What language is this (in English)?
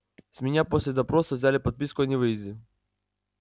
Russian